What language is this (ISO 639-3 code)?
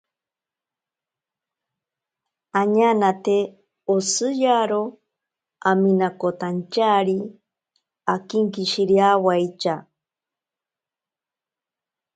prq